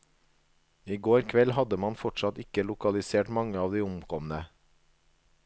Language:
Norwegian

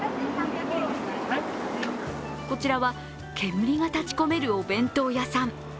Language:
Japanese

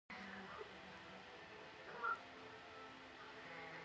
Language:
Pashto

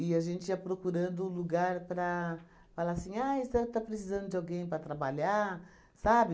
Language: Portuguese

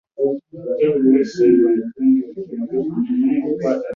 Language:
Ganda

